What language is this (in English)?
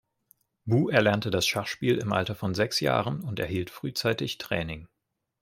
German